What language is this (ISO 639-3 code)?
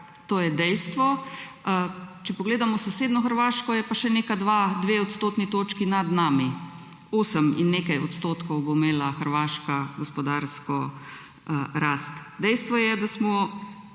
slv